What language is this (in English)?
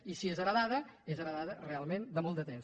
Catalan